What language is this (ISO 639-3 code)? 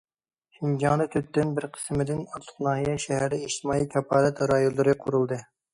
uig